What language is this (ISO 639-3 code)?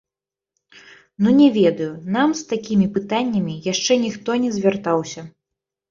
bel